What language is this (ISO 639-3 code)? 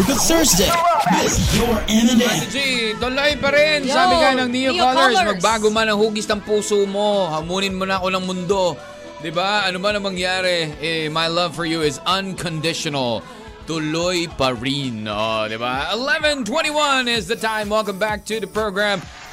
fil